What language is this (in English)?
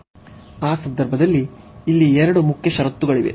Kannada